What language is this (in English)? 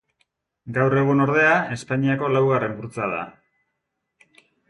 Basque